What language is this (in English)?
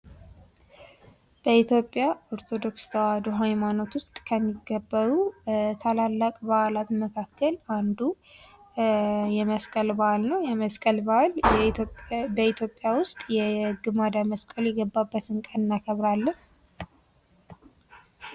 Amharic